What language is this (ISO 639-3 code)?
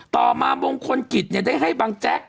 tha